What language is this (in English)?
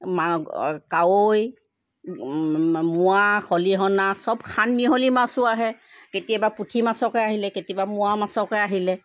Assamese